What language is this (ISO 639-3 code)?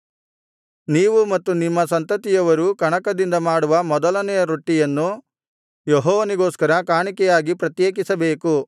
kan